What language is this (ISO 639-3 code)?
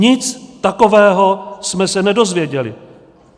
ces